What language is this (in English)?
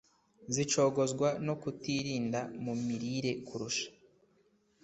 Kinyarwanda